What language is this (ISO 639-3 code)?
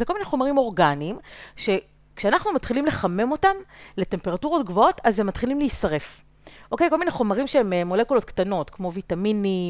heb